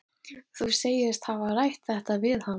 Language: Icelandic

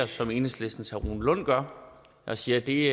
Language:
Danish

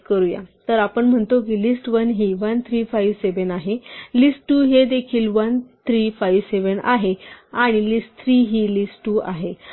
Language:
Marathi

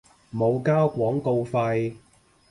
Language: Cantonese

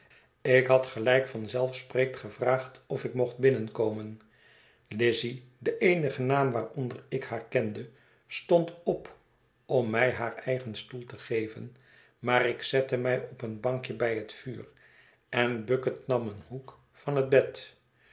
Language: Dutch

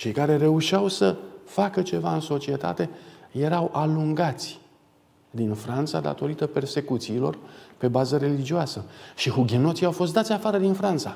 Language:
Romanian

